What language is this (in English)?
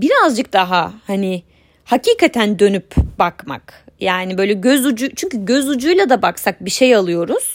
Turkish